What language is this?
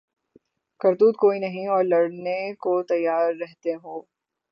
Urdu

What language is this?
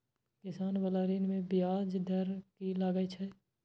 Maithili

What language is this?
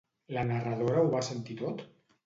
Catalan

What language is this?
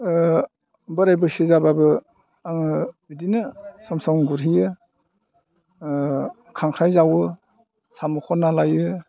Bodo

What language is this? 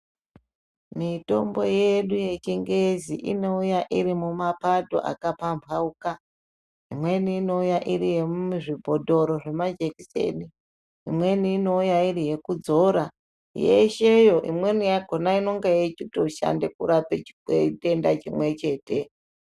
Ndau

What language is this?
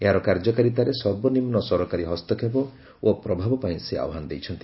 Odia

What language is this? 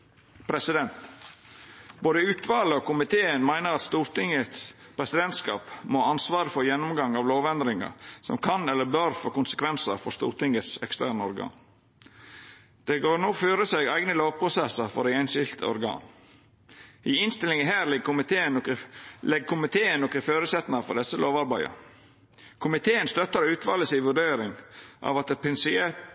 Norwegian Nynorsk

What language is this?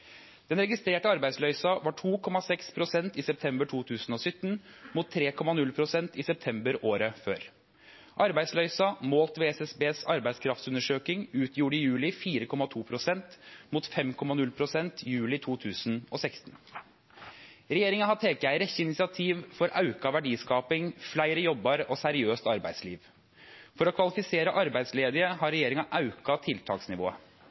Norwegian Nynorsk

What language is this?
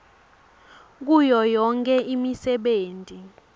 Swati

